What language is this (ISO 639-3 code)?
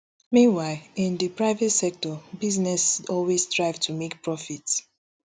pcm